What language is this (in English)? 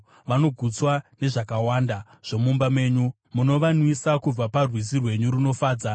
Shona